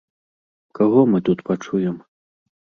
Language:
Belarusian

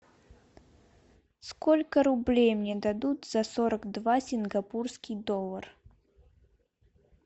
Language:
Russian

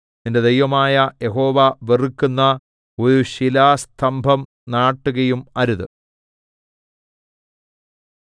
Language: Malayalam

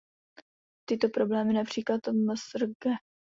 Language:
Czech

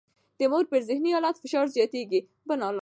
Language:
Pashto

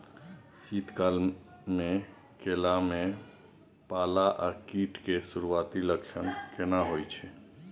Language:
Maithili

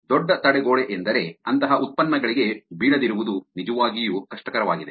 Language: Kannada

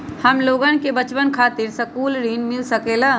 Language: Magahi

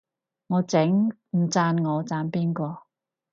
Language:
Cantonese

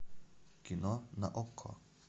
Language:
Russian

